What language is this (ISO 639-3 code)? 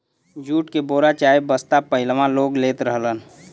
bho